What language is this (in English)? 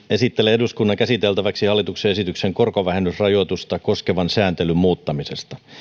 Finnish